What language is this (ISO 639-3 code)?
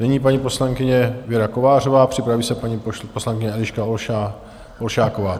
ces